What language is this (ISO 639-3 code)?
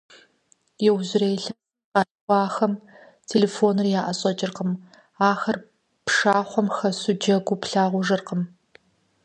kbd